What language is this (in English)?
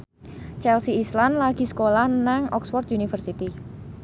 Javanese